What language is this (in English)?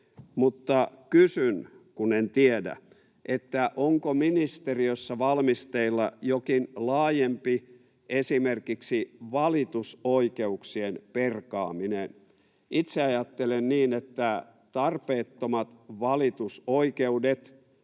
Finnish